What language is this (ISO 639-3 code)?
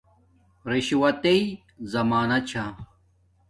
dmk